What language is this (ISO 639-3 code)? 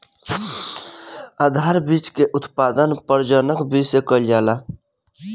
bho